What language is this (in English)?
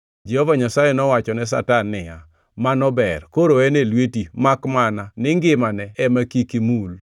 Luo (Kenya and Tanzania)